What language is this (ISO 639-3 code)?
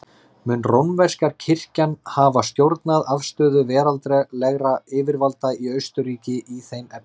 isl